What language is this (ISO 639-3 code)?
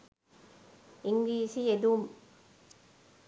sin